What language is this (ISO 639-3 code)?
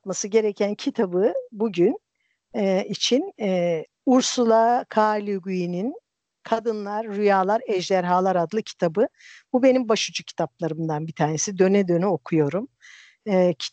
tur